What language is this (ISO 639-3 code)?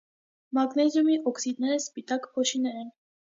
hye